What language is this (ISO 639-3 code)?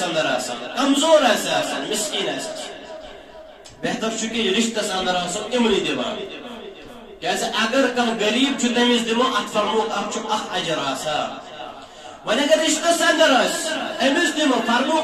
ara